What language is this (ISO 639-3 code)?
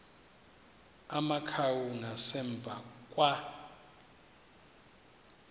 xho